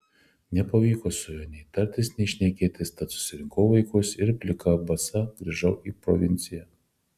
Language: Lithuanian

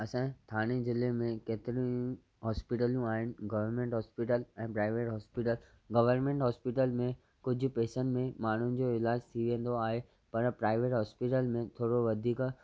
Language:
Sindhi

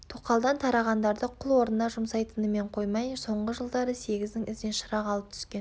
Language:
Kazakh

